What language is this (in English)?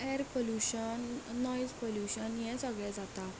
Konkani